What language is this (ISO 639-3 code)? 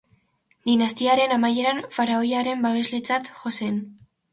eus